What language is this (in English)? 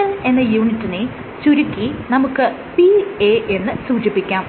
Malayalam